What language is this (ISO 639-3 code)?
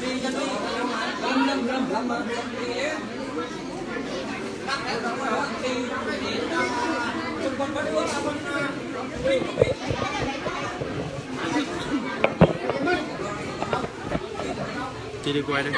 vie